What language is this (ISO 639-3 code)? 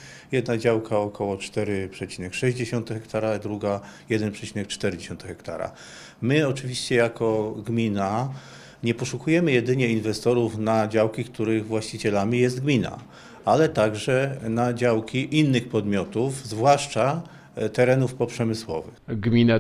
pol